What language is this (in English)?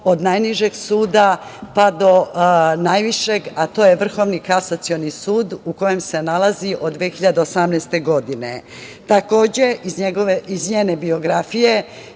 Serbian